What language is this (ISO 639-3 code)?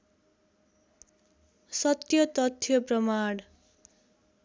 nep